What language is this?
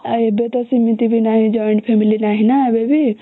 Odia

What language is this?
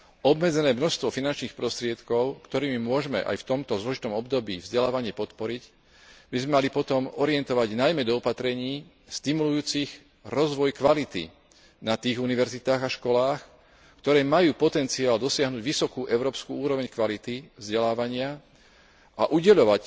Slovak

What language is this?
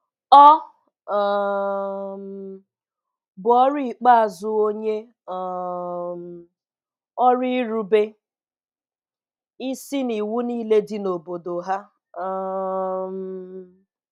Igbo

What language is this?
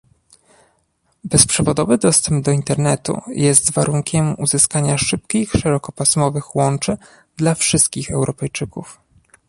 Polish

